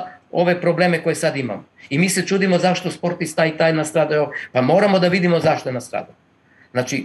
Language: Croatian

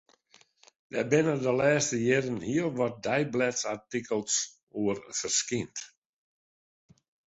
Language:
Western Frisian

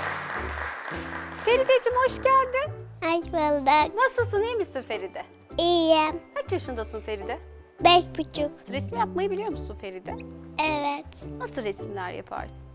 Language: Turkish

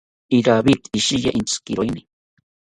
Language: South Ucayali Ashéninka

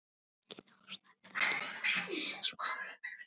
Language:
Icelandic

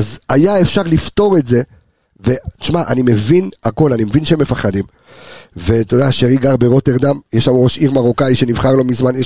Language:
Hebrew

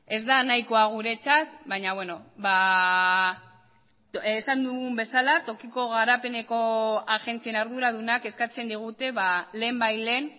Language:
Basque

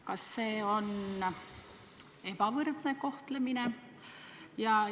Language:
Estonian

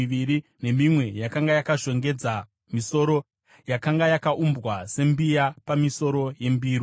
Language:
Shona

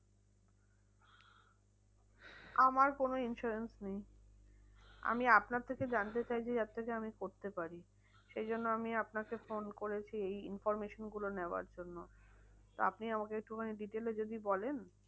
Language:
Bangla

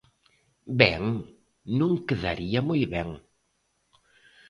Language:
Galician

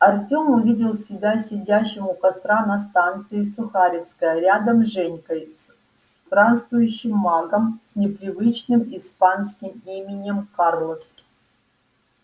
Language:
Russian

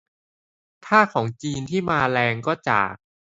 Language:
Thai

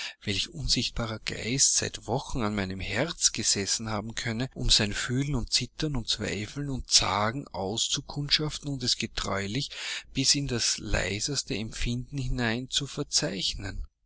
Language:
German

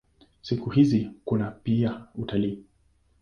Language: Swahili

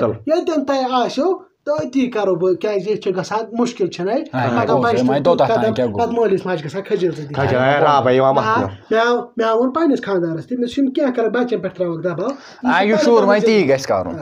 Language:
Romanian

